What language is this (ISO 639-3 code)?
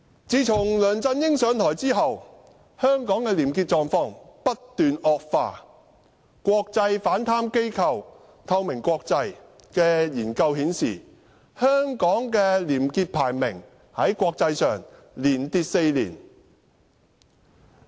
yue